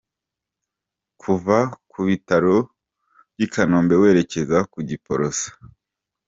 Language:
Kinyarwanda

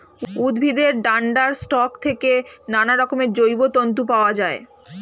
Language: Bangla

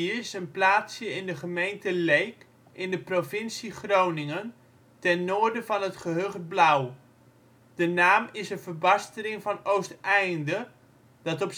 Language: Dutch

